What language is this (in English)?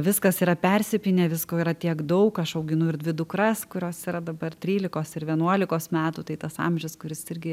Lithuanian